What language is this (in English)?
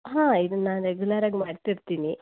Kannada